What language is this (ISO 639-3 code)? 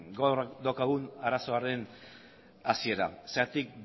eus